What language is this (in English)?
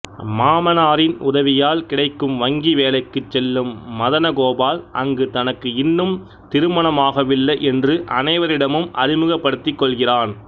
Tamil